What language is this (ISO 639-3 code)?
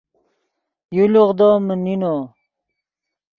ydg